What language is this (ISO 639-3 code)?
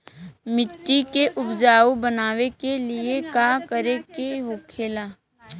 bho